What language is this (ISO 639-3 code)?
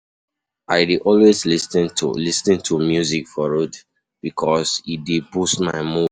pcm